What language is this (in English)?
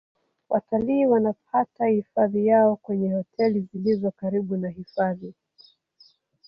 Swahili